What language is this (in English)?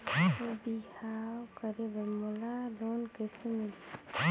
Chhattisgarhi